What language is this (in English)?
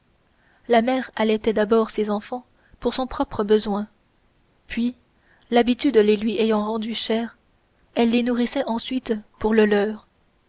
French